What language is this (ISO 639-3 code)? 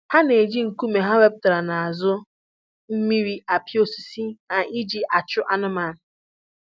ibo